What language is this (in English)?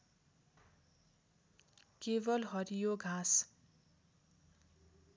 Nepali